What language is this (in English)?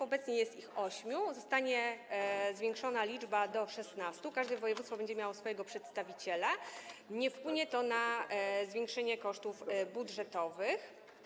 Polish